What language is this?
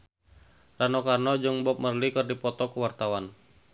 Sundanese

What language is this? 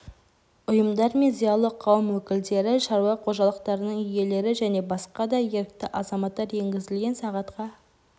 Kazakh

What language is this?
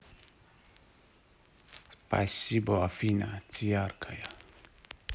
Russian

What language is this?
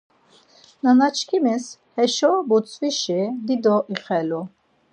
Laz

